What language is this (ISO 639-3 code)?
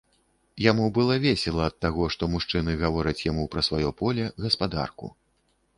bel